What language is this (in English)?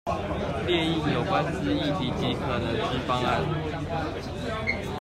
Chinese